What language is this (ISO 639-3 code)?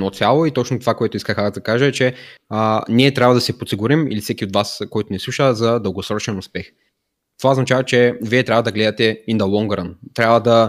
bul